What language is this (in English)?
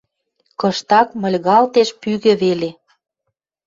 Western Mari